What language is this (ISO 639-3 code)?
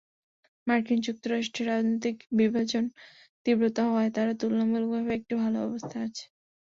ben